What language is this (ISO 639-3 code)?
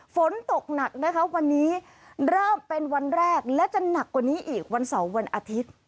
tha